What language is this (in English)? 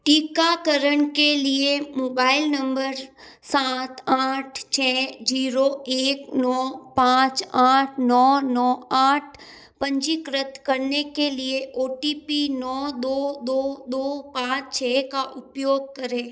Hindi